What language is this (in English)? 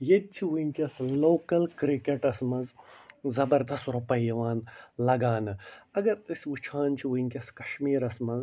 Kashmiri